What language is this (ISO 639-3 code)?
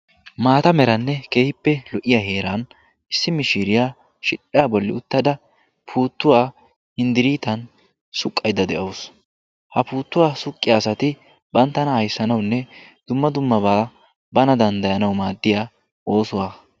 wal